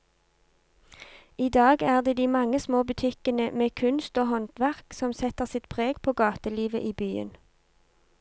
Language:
Norwegian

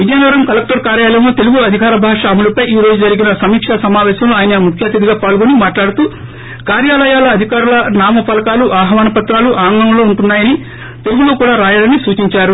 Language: Telugu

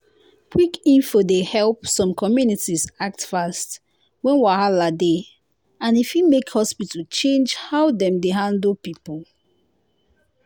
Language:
Nigerian Pidgin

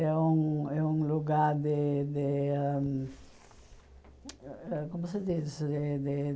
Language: Portuguese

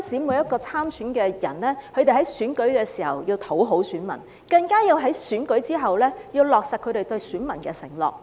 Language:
Cantonese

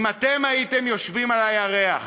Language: Hebrew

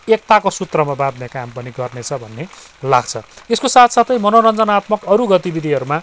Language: Nepali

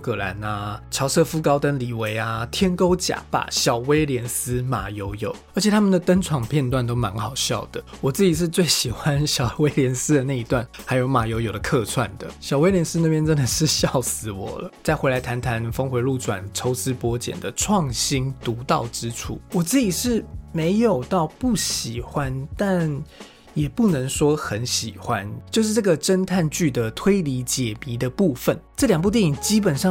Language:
Chinese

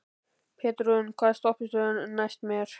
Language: Icelandic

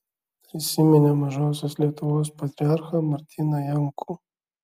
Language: Lithuanian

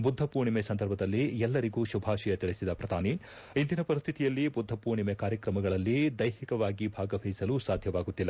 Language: Kannada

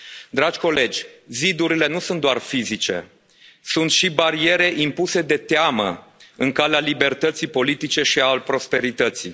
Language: Romanian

